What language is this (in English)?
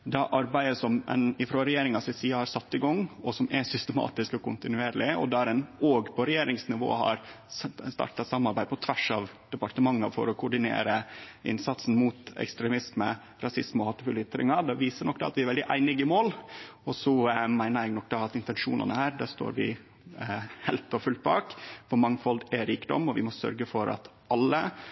Norwegian Nynorsk